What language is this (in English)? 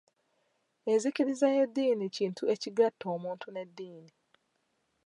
Ganda